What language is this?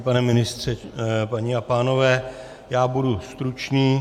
Czech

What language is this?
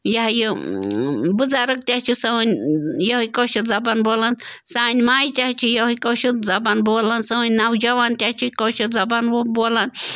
Kashmiri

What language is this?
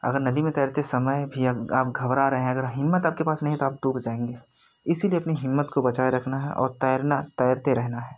Hindi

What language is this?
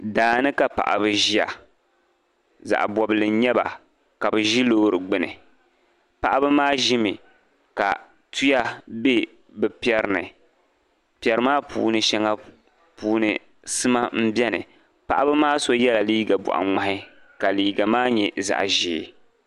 Dagbani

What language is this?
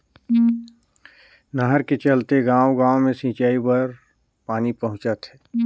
Chhattisgarhi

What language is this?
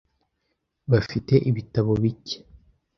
Kinyarwanda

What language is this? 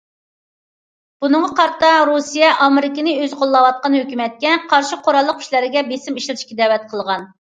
Uyghur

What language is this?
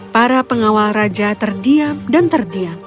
Indonesian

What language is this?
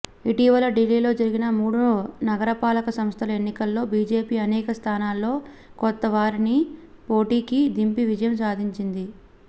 Telugu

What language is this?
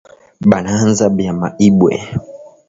Swahili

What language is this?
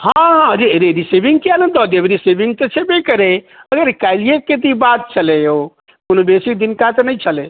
Maithili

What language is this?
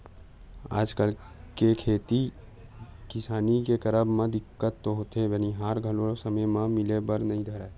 Chhattisgarhi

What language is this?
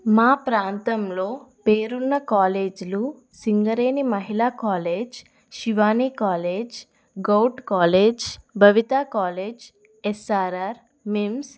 Telugu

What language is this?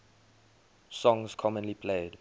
English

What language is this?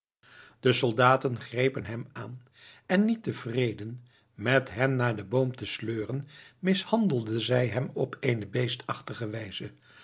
Dutch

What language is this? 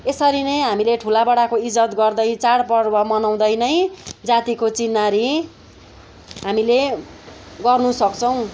Nepali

